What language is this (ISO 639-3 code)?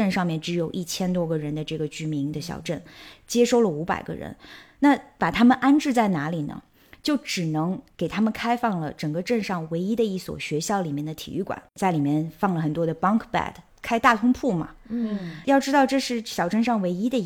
zho